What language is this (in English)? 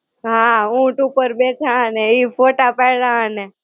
Gujarati